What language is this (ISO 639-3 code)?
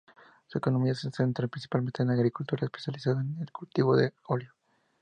spa